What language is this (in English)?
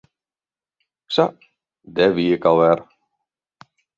Western Frisian